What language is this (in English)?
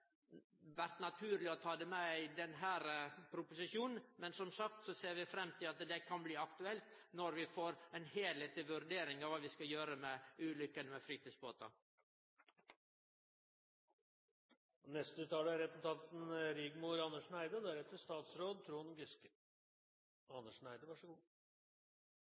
Norwegian